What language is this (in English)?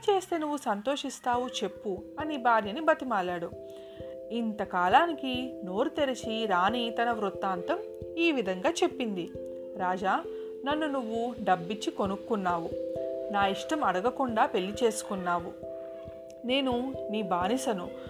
Telugu